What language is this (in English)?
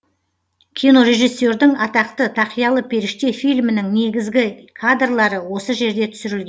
Kazakh